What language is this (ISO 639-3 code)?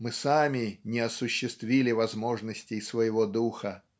rus